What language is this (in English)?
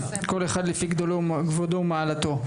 Hebrew